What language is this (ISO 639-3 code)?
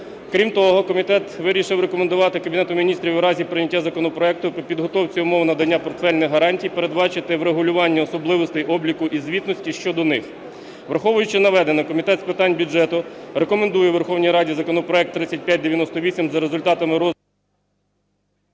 ukr